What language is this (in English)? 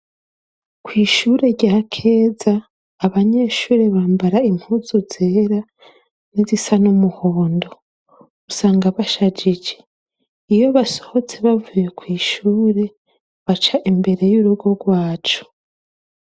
Rundi